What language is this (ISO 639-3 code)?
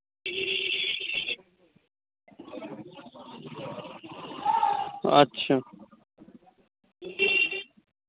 ben